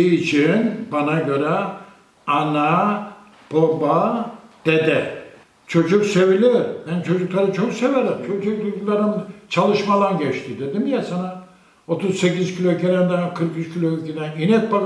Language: Turkish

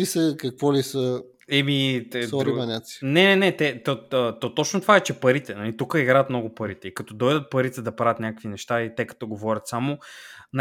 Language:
Bulgarian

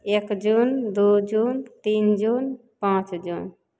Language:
Maithili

